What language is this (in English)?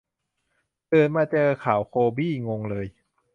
Thai